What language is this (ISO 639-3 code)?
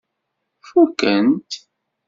kab